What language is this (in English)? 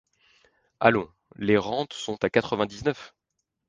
French